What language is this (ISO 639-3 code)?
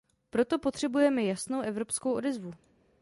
ces